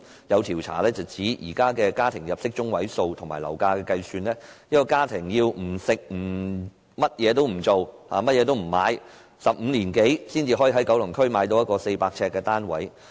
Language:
Cantonese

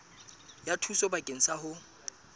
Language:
Southern Sotho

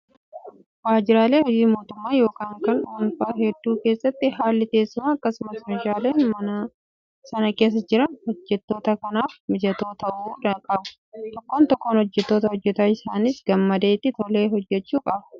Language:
Oromo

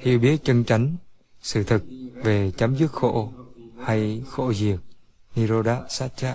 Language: Vietnamese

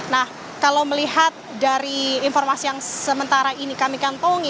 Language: Indonesian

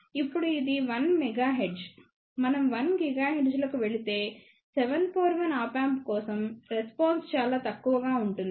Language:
Telugu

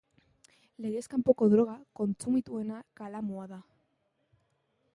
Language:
Basque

